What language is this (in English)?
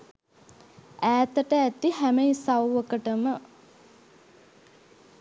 Sinhala